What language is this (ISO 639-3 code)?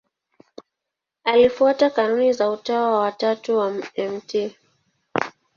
swa